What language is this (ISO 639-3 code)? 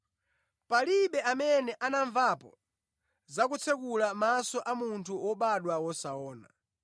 nya